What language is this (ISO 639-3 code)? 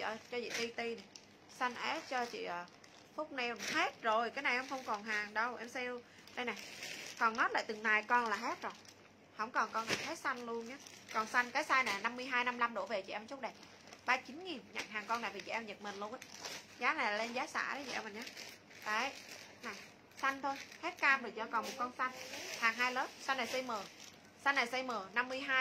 vie